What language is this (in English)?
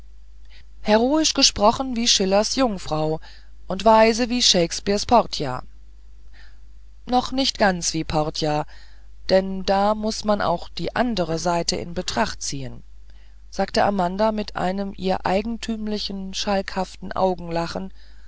German